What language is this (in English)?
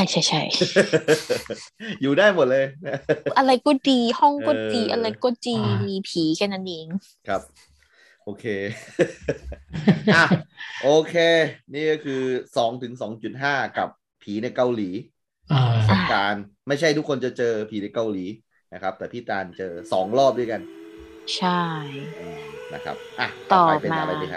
Thai